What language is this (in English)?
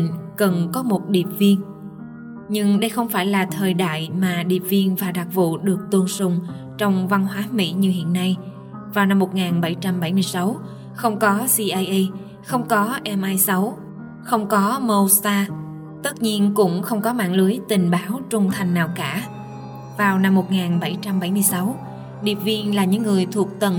Vietnamese